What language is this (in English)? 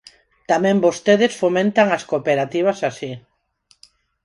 Galician